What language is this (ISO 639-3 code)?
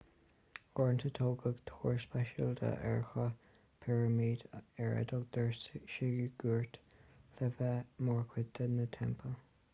gle